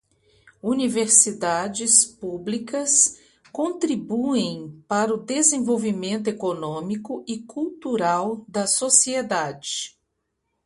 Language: Portuguese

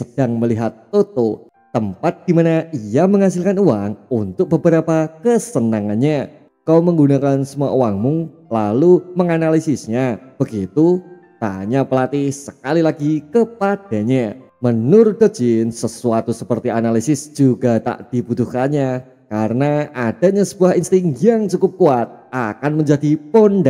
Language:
Indonesian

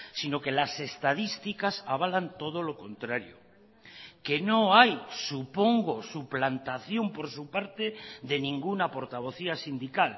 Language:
Spanish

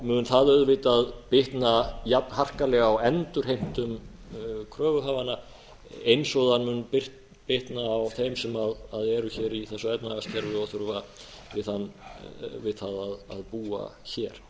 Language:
Icelandic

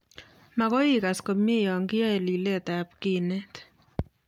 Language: Kalenjin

